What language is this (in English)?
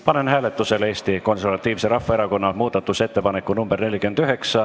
Estonian